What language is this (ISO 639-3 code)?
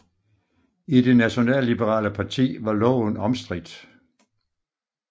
dan